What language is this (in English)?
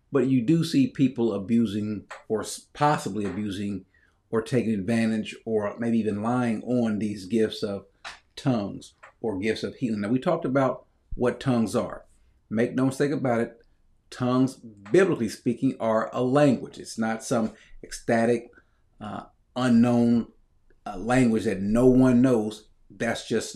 English